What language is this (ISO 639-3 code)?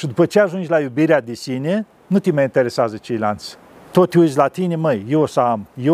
ron